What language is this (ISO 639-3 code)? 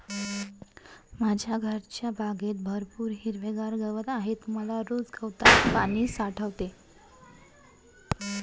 mar